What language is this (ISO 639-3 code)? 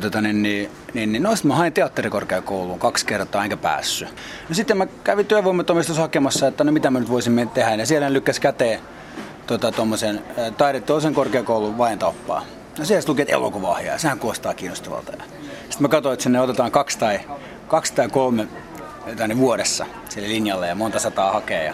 fin